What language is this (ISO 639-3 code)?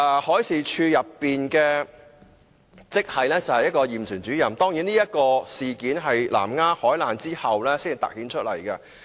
yue